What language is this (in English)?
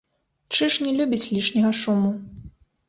Belarusian